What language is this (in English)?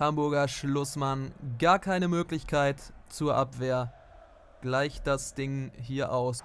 German